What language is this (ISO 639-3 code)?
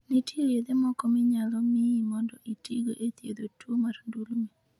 luo